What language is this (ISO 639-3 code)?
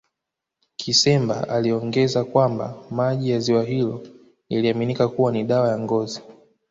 swa